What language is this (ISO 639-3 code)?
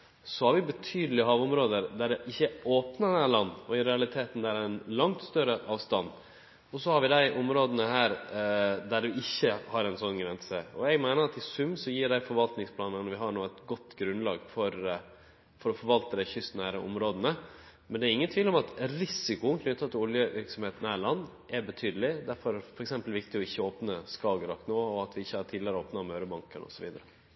nor